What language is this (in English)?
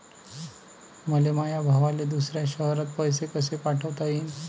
Marathi